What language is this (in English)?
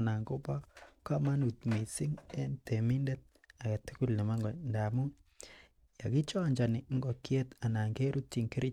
Kalenjin